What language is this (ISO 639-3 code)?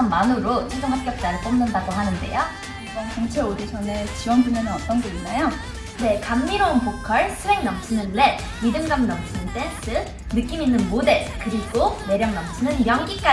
kor